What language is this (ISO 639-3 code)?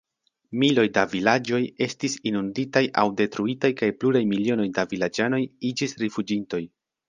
epo